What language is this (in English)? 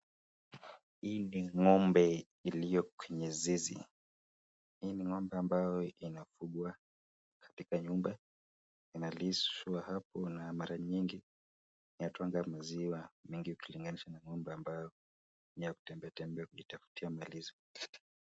Swahili